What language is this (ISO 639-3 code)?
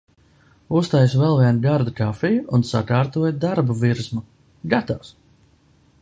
lav